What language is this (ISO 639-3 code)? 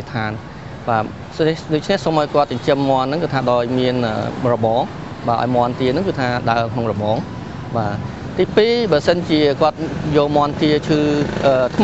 tha